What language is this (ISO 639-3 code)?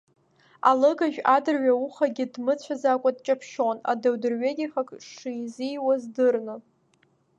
abk